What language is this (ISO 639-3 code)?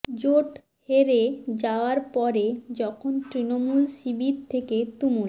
ben